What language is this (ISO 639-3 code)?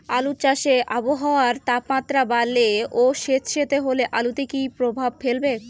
ben